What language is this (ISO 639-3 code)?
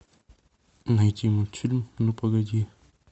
rus